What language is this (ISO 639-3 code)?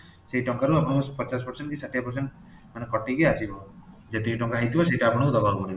ori